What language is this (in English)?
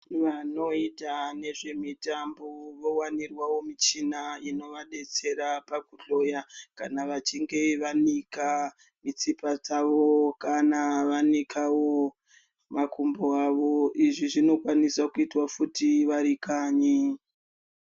Ndau